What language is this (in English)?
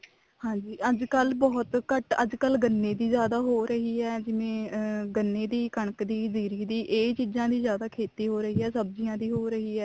Punjabi